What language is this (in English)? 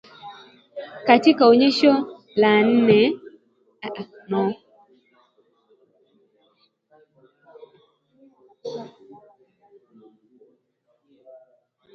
Swahili